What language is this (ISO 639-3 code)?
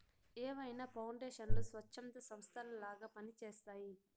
tel